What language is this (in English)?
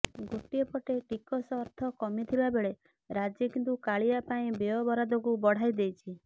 Odia